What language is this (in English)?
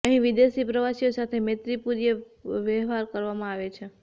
Gujarati